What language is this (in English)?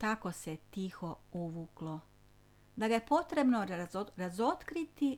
Croatian